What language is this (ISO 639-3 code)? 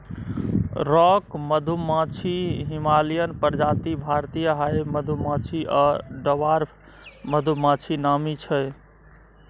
mai